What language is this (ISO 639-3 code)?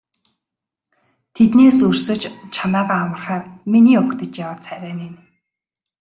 mon